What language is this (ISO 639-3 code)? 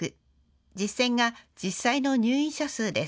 jpn